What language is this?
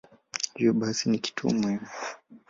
Swahili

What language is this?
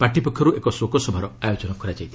Odia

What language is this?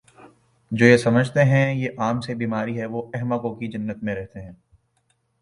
Urdu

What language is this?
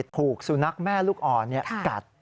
Thai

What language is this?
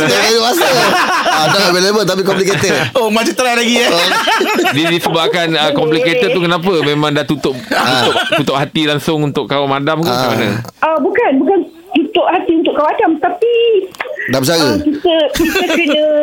Malay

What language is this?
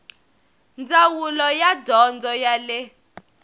Tsonga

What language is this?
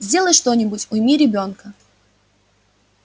Russian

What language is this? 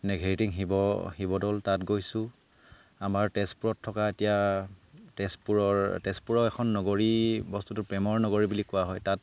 Assamese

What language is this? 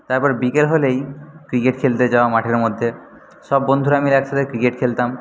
Bangla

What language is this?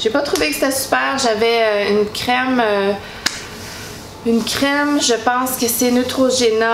French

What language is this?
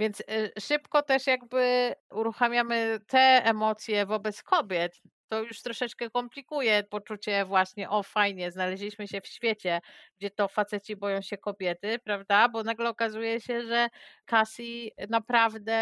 Polish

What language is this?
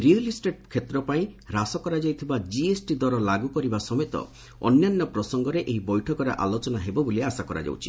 Odia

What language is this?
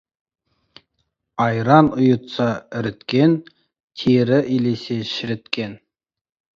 Kazakh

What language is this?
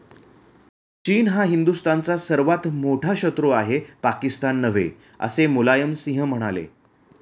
Marathi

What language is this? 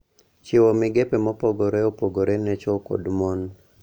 Luo (Kenya and Tanzania)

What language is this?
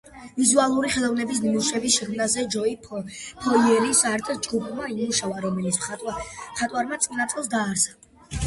Georgian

